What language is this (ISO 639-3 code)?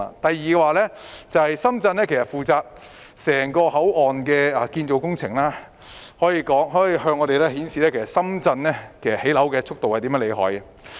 yue